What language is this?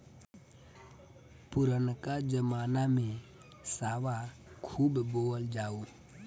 Bhojpuri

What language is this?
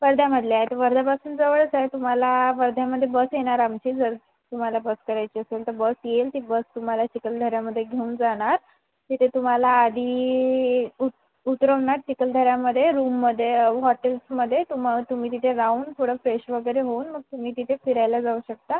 Marathi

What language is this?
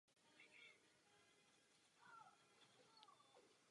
Czech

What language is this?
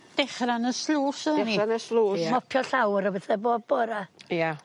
Welsh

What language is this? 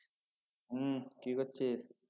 Bangla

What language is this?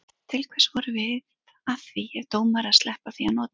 Icelandic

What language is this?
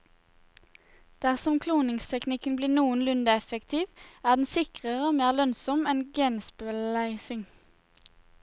Norwegian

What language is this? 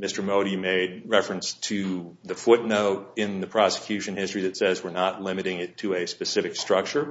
English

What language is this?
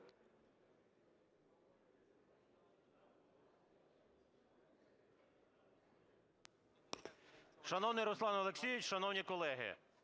Ukrainian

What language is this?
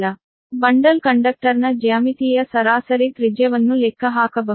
Kannada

